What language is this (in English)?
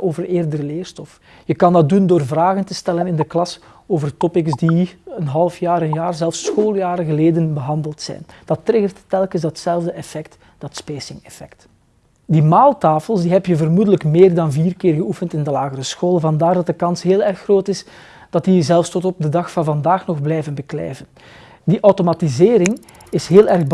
Dutch